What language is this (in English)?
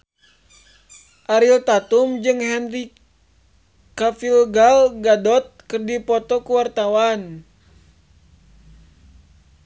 Sundanese